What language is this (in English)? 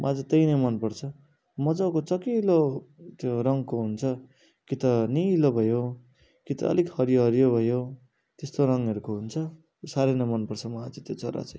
Nepali